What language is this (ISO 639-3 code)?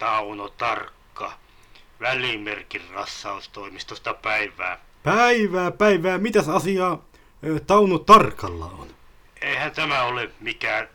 fin